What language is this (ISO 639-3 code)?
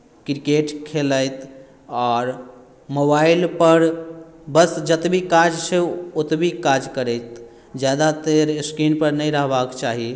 mai